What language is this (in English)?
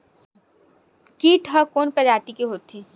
Chhattisgarhi